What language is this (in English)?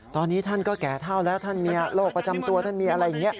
Thai